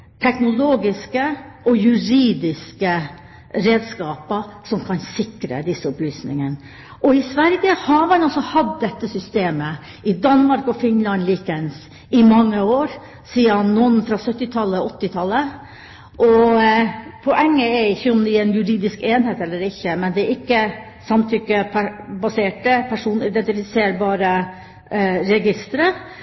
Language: Norwegian Bokmål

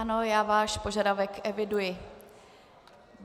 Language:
Czech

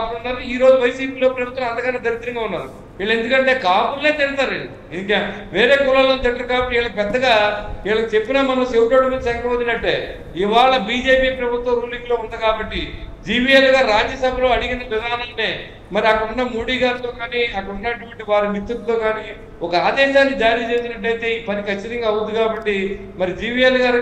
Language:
Hindi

